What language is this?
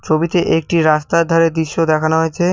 Bangla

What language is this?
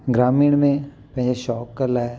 Sindhi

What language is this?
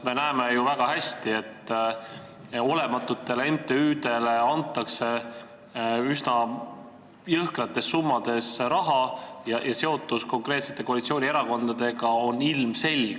Estonian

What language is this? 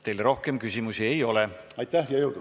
Estonian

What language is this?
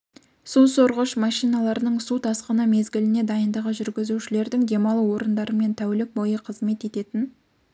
Kazakh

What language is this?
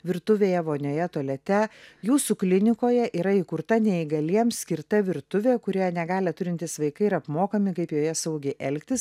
Lithuanian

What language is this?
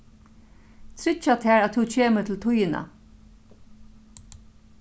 Faroese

